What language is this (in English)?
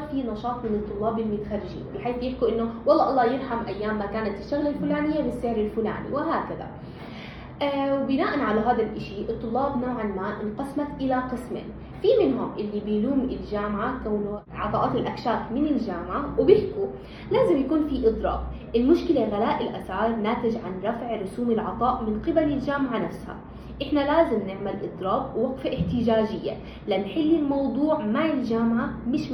Arabic